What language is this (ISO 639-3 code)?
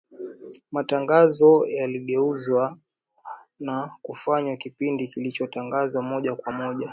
swa